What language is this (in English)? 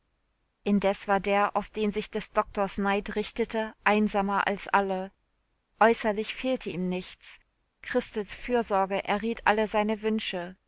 German